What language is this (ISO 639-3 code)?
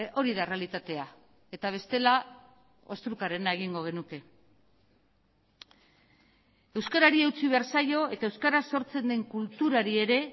eus